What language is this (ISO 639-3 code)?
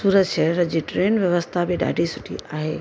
snd